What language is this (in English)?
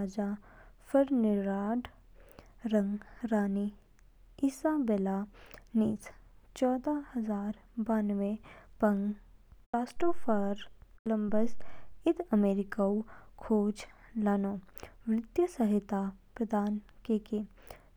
Kinnauri